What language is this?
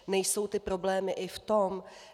Czech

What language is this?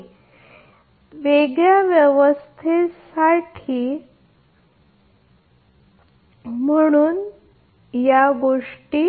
Marathi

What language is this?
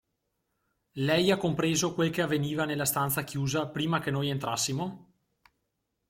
Italian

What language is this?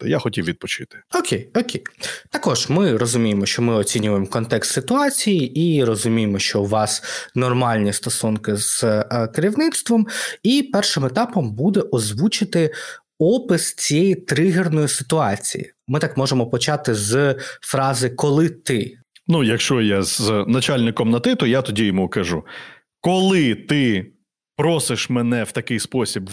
Ukrainian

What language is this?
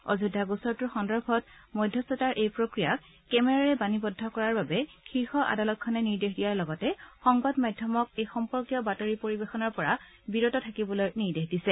Assamese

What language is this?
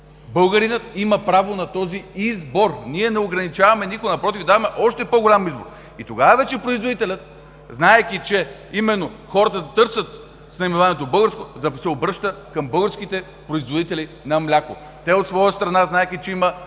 Bulgarian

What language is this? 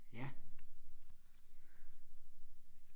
Danish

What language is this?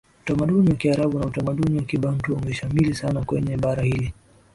Swahili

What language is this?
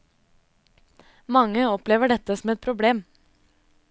Norwegian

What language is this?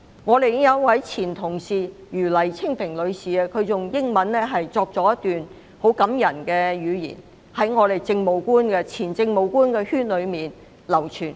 Cantonese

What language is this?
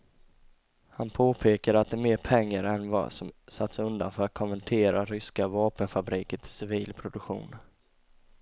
Swedish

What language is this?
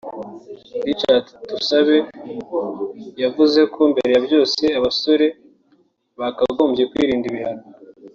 Kinyarwanda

